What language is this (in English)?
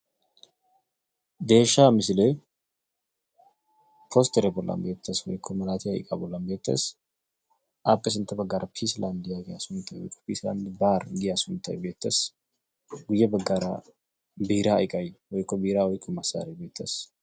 Wolaytta